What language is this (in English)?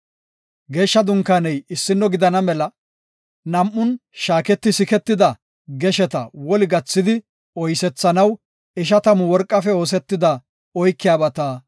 Gofa